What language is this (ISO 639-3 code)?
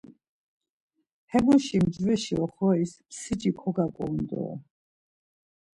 lzz